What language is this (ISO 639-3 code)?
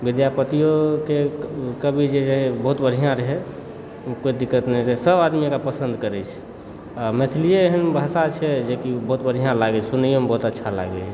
mai